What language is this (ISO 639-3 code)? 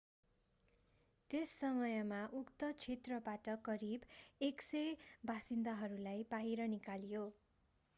nep